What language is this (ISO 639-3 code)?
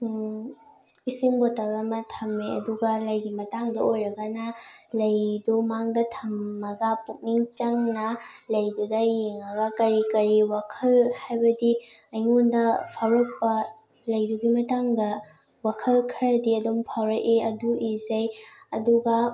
mni